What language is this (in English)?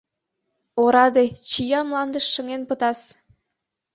Mari